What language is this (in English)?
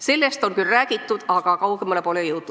Estonian